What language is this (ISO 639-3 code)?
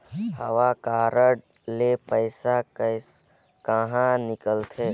hne